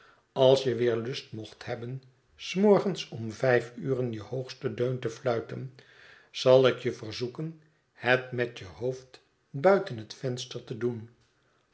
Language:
Dutch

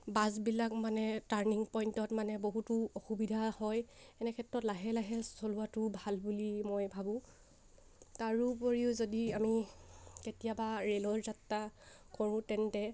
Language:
Assamese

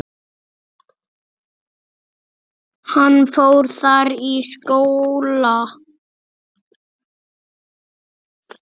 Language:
Icelandic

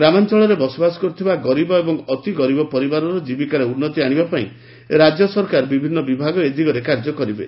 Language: Odia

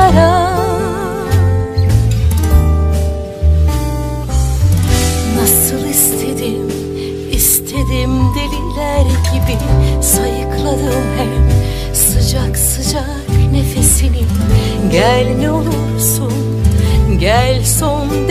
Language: Turkish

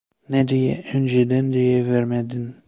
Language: Turkish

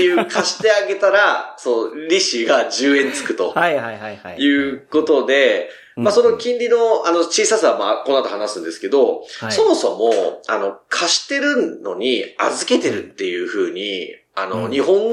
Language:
Japanese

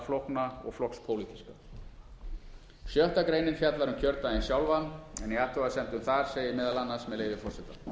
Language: Icelandic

